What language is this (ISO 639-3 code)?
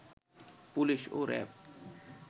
ben